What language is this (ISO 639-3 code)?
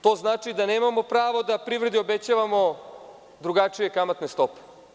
srp